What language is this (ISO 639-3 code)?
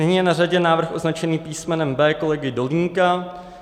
ces